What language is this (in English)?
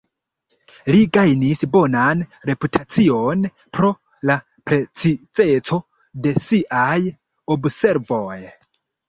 Esperanto